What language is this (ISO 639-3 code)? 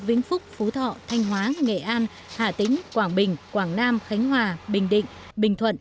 vie